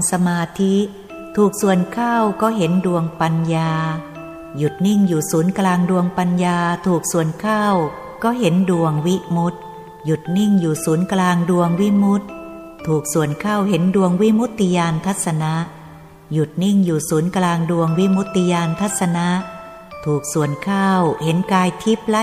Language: Thai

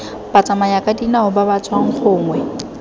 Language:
Tswana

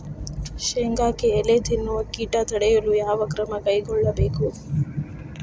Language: Kannada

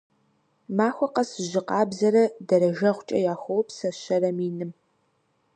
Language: Kabardian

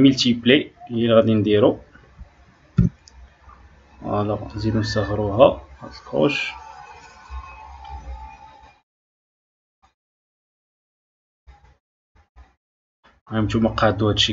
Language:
Arabic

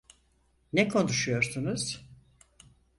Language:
Turkish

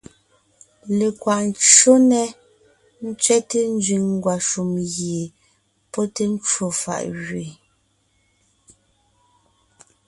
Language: Ngiemboon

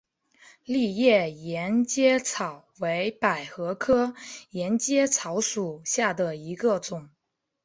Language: Chinese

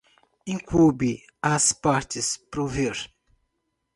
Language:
Portuguese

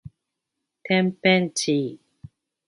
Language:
Japanese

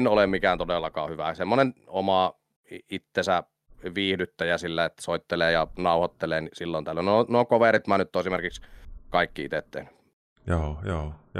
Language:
Finnish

